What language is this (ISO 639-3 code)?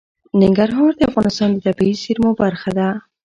pus